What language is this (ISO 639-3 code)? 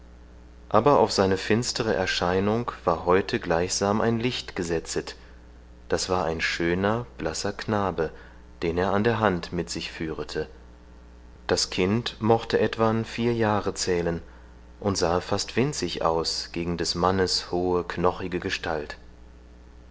deu